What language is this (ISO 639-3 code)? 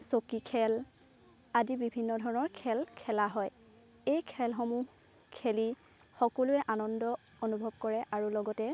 asm